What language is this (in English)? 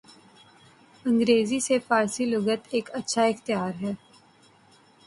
Urdu